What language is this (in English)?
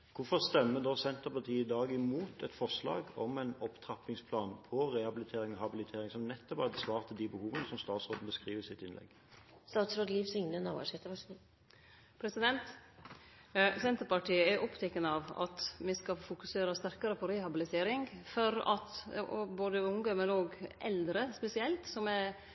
Norwegian